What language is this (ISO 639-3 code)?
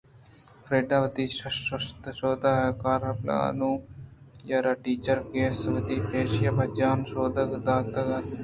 bgp